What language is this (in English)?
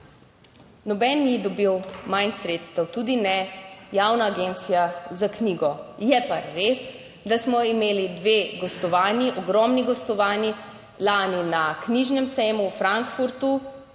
Slovenian